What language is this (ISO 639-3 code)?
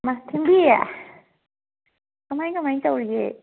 mni